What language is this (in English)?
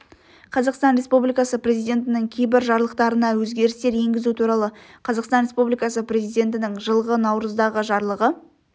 Kazakh